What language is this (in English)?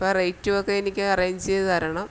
Malayalam